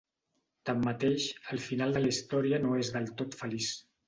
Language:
Catalan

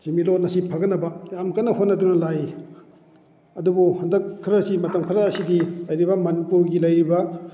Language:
Manipuri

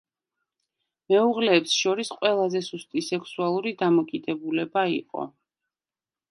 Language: Georgian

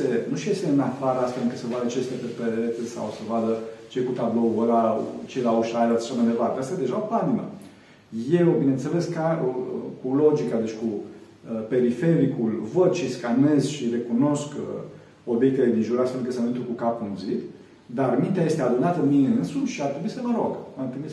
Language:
Romanian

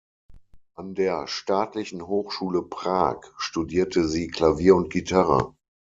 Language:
German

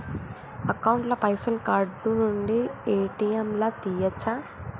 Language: Telugu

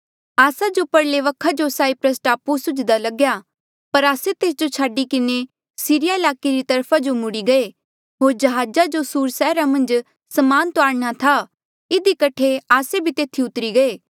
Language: Mandeali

